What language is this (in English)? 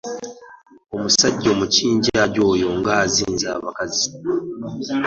Ganda